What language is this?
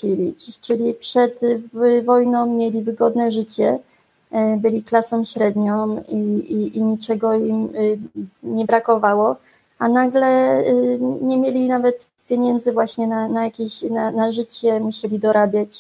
Polish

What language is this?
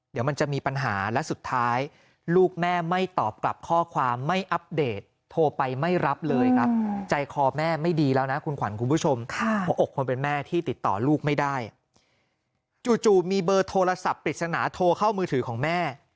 Thai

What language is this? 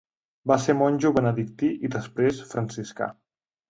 Catalan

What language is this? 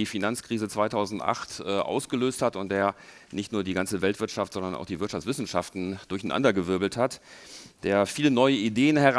German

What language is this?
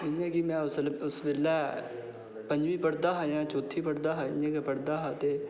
Dogri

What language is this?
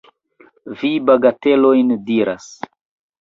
Esperanto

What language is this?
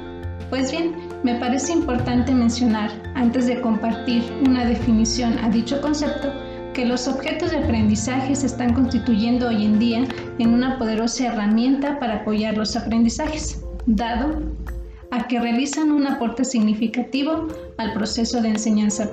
Spanish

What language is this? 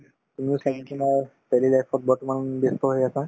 Assamese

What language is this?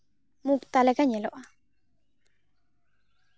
Santali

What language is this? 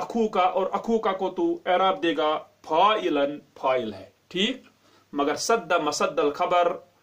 Turkish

